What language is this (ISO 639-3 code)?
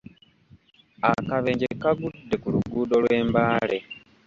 lug